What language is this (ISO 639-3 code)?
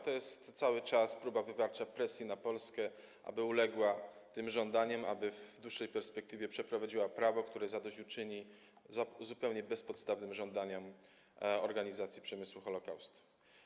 pol